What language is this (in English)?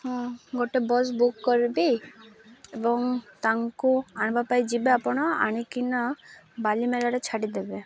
Odia